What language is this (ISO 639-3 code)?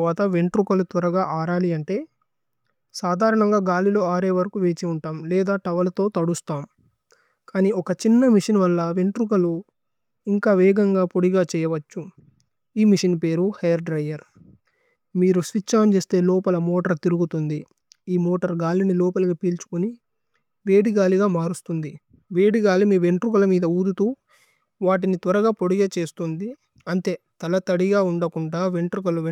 tcy